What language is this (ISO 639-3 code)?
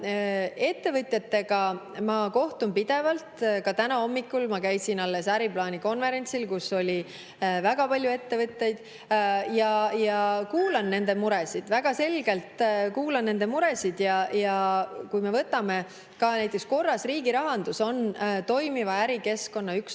est